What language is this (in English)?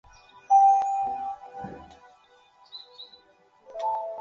Chinese